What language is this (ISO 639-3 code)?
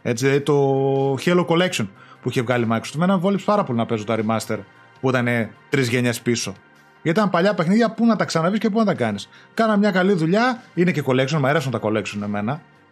ell